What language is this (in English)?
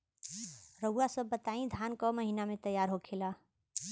Bhojpuri